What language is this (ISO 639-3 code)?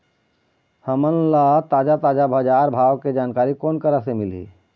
hne